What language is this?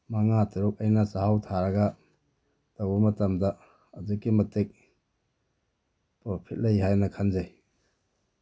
Manipuri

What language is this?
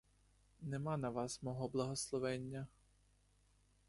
Ukrainian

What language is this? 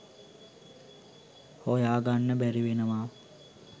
Sinhala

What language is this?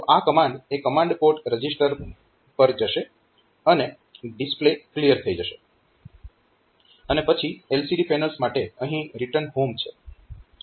Gujarati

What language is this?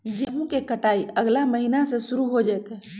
Magahi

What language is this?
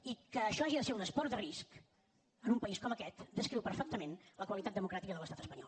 Catalan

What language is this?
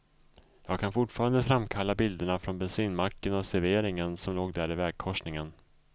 Swedish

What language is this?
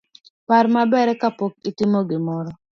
Luo (Kenya and Tanzania)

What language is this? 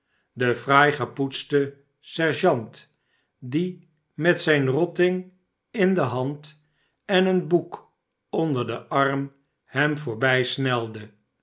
Dutch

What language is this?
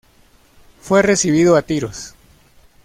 Spanish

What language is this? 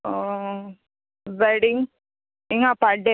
Konkani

